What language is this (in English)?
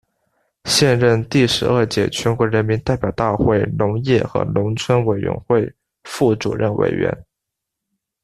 Chinese